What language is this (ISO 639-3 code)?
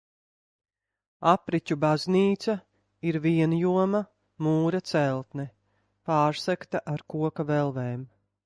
lav